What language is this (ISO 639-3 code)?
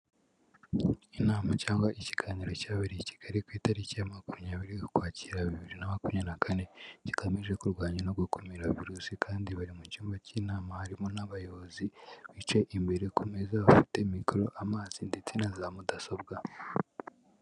kin